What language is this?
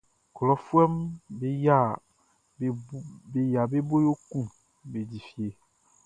Baoulé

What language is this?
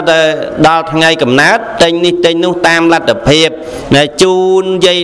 Vietnamese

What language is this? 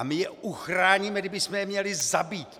Czech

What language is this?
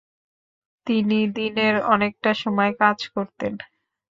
Bangla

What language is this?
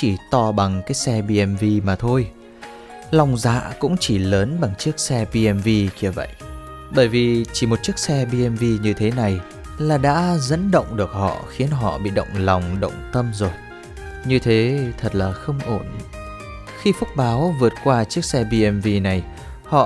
Vietnamese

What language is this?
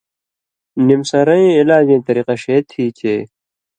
Indus Kohistani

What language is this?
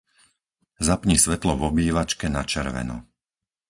Slovak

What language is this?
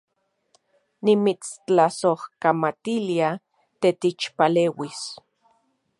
Central Puebla Nahuatl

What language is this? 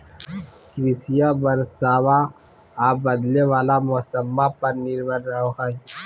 Magahi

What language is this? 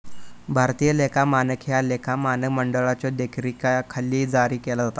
Marathi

